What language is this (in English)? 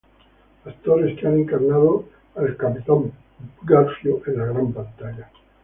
Spanish